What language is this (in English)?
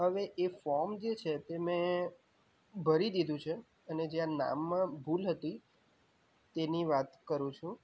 Gujarati